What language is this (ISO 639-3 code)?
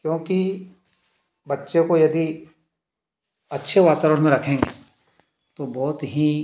hin